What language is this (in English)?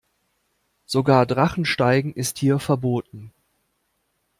German